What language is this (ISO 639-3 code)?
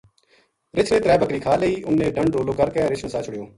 gju